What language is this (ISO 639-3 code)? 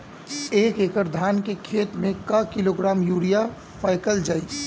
bho